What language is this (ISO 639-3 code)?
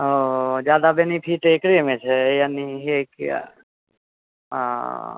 mai